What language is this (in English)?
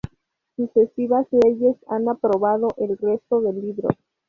Spanish